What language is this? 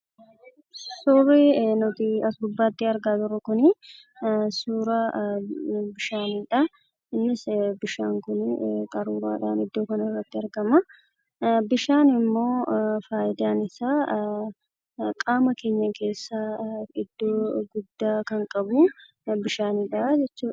Oromo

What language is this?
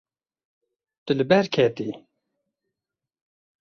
Kurdish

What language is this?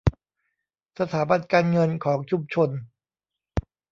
Thai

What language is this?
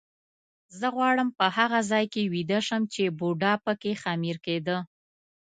Pashto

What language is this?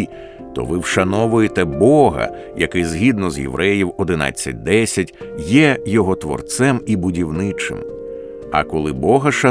Ukrainian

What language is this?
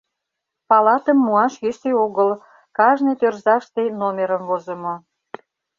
Mari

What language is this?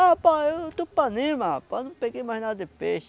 Portuguese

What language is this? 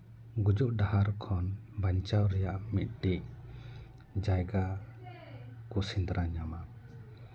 Santali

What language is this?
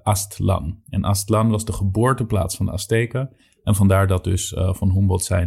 Dutch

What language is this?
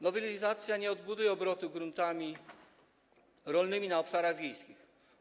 Polish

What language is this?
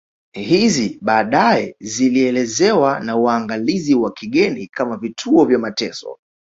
Swahili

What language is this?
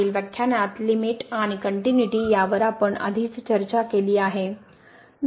Marathi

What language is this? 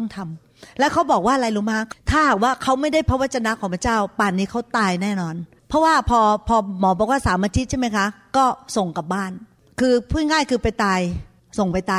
Thai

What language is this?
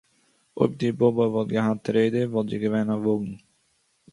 Yiddish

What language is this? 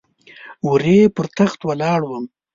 Pashto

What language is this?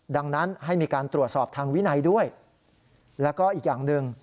Thai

